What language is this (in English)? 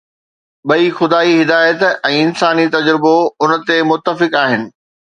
Sindhi